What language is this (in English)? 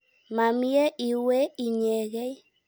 Kalenjin